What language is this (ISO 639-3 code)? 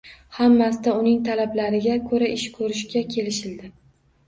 uzb